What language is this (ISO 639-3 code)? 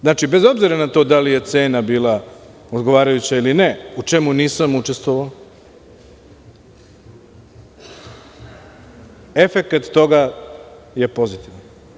srp